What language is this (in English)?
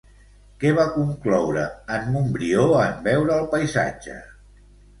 Catalan